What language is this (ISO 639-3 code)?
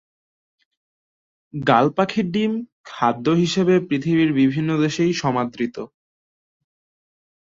ben